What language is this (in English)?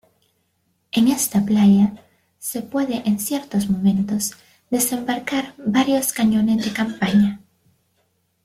Spanish